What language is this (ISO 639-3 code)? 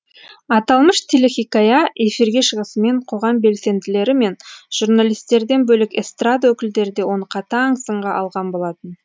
kaz